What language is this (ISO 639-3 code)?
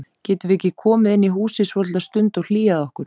isl